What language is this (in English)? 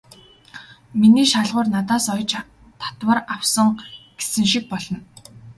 Mongolian